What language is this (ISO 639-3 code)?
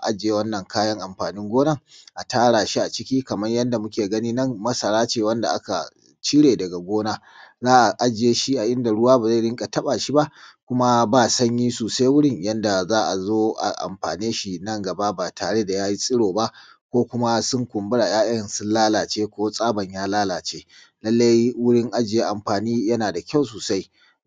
hau